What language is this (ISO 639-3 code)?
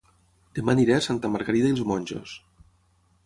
cat